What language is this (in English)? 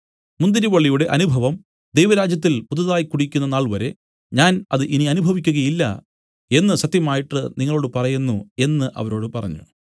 Malayalam